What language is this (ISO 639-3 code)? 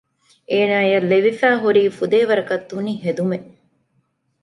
div